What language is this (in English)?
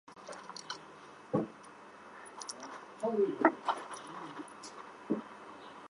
Chinese